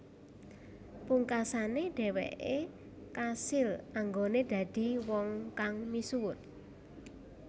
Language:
Javanese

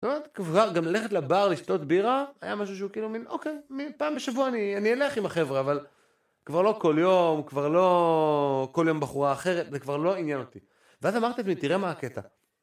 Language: Hebrew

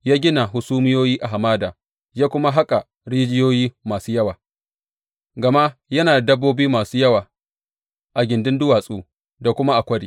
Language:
Hausa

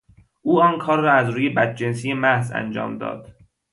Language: Persian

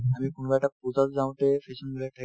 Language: Assamese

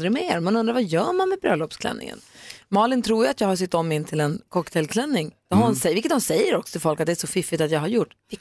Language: Swedish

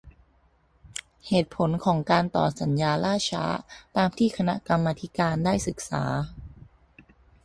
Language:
Thai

